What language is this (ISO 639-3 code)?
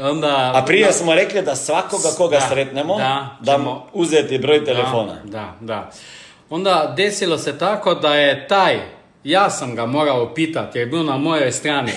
hrv